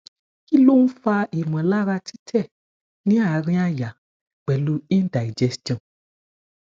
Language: Yoruba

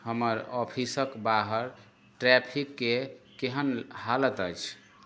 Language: Maithili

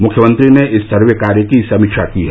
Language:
Hindi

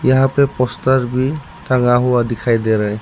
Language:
Hindi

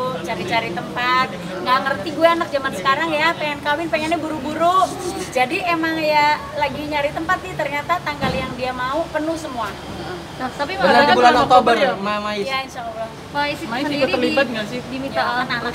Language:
Indonesian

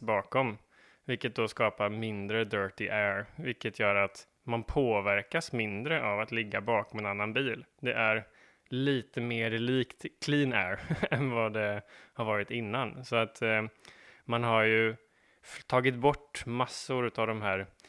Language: Swedish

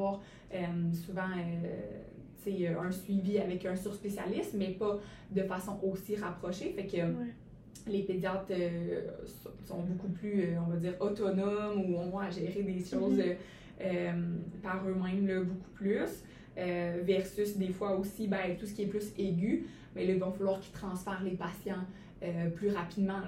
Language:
French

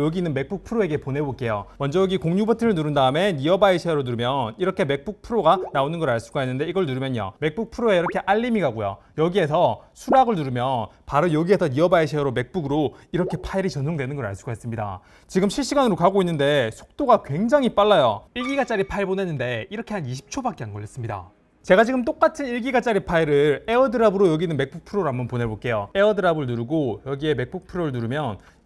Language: Korean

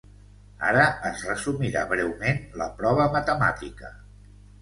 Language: Catalan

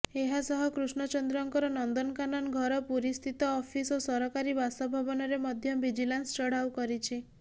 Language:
Odia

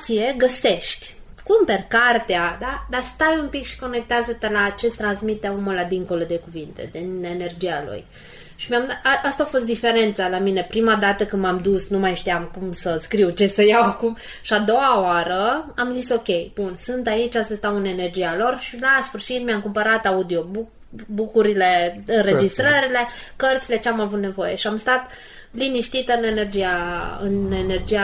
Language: Romanian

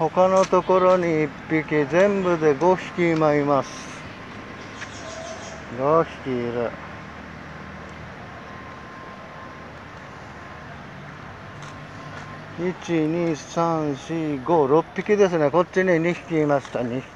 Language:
Japanese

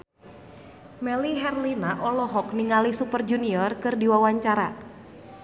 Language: Sundanese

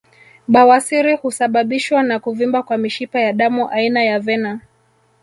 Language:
Swahili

